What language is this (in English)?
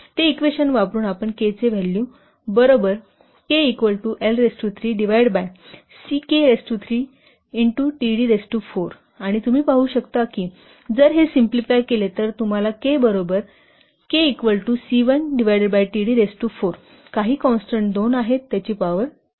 Marathi